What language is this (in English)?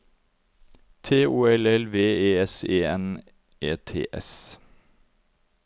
Norwegian